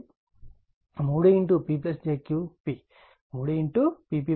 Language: Telugu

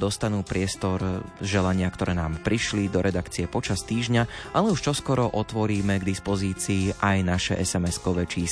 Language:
Slovak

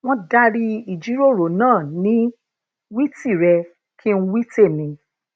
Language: Yoruba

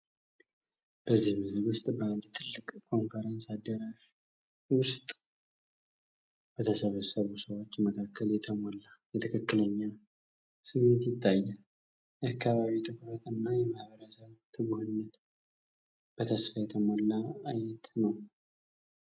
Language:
Amharic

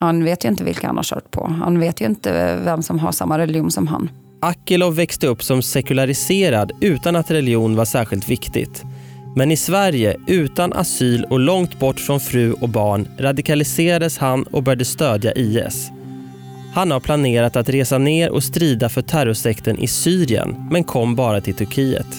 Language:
Swedish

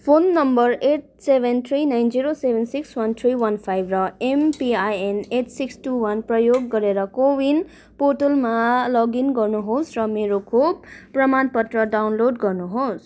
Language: Nepali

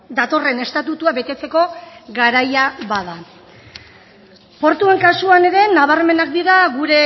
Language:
Basque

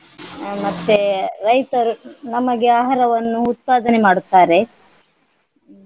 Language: Kannada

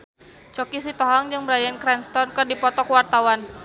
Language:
Sundanese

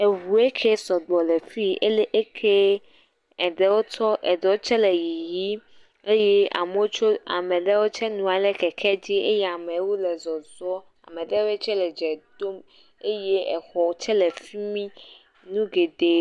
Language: Ewe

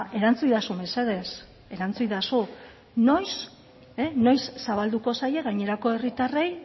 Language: Basque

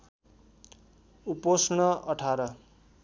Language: Nepali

